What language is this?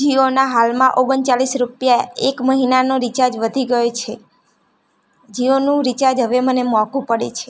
Gujarati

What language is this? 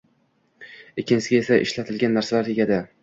Uzbek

